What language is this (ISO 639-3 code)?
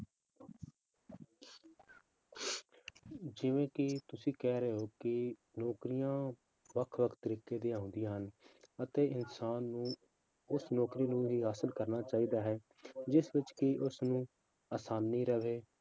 pan